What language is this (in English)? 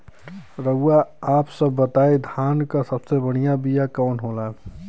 Bhojpuri